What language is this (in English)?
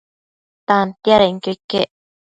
Matsés